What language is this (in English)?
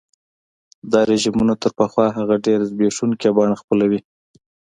Pashto